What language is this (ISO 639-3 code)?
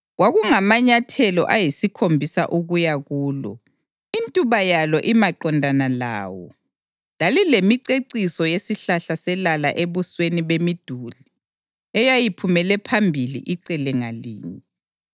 nde